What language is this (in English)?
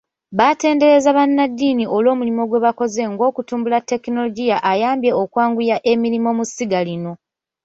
Ganda